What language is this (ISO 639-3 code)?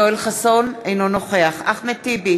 heb